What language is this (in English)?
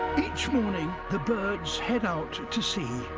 English